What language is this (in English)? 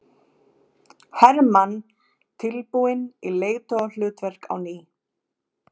Icelandic